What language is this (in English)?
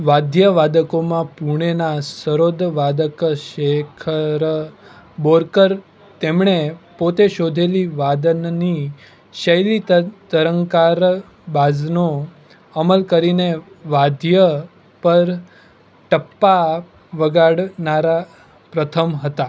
Gujarati